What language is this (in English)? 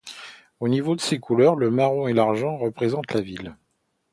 French